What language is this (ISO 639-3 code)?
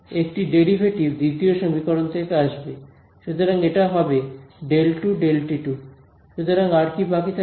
ben